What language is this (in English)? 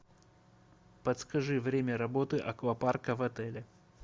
Russian